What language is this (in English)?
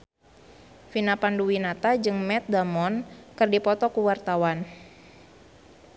Sundanese